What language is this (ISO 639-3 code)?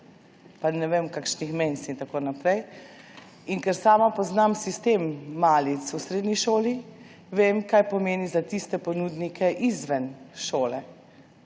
slv